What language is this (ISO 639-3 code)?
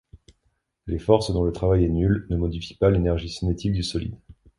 fra